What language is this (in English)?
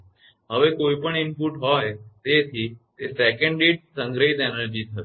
Gujarati